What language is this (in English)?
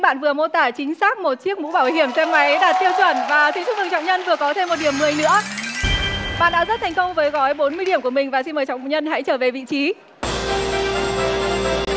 Vietnamese